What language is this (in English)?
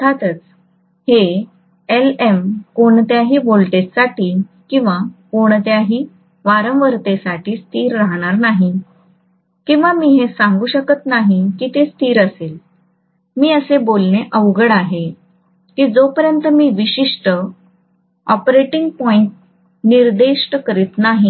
Marathi